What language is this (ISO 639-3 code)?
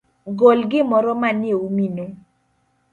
luo